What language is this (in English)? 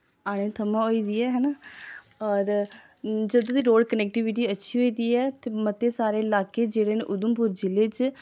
Dogri